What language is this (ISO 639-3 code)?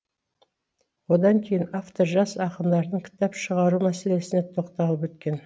kaz